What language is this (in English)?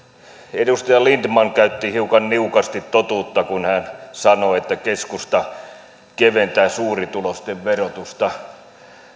Finnish